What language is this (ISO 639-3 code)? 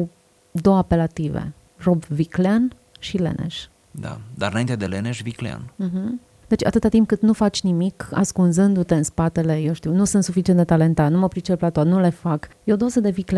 ron